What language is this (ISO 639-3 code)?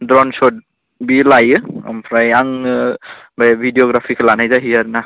brx